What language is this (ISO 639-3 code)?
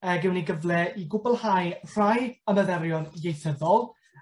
cym